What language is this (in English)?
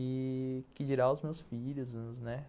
Portuguese